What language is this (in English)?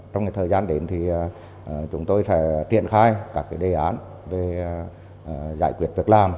Vietnamese